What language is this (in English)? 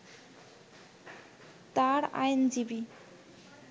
Bangla